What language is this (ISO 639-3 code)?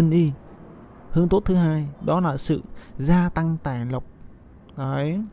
vie